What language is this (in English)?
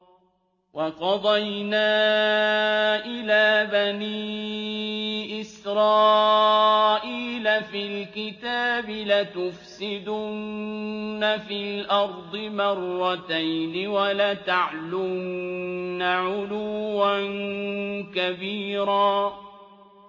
Arabic